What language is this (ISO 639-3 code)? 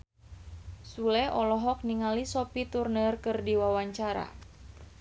sun